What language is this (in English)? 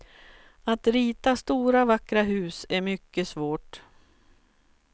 Swedish